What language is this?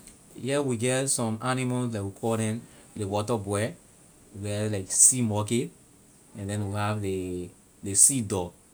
Liberian English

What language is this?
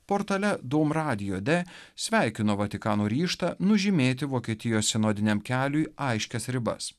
Lithuanian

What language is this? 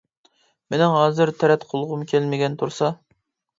Uyghur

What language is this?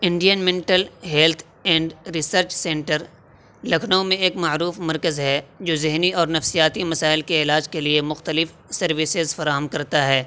Urdu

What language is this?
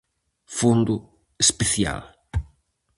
Galician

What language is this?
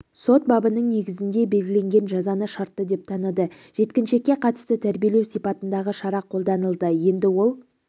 Kazakh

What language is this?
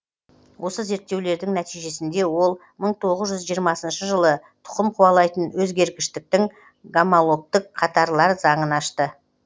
Kazakh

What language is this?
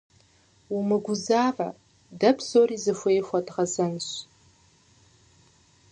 Kabardian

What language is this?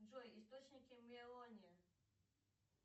Russian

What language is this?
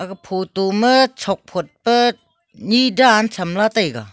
Wancho Naga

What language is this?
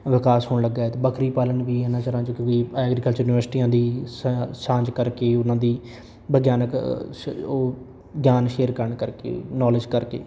Punjabi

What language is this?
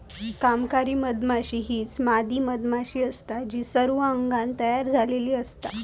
Marathi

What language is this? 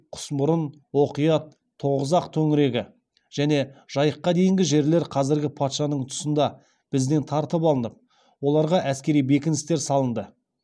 Kazakh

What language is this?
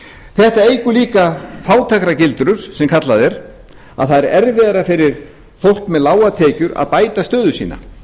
Icelandic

